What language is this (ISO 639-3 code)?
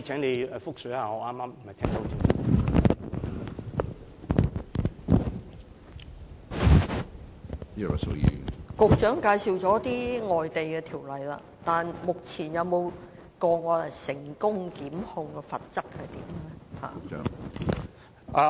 yue